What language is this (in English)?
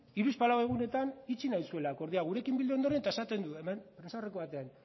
Basque